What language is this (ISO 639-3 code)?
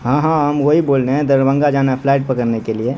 urd